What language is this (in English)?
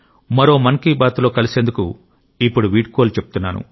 Telugu